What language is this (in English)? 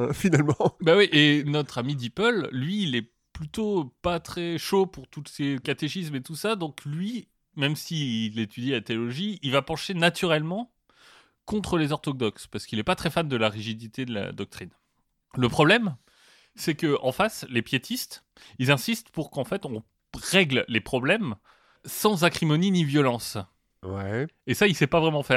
French